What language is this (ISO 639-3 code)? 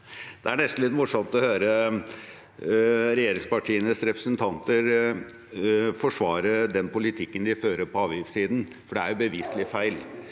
nor